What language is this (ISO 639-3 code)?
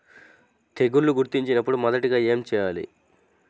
tel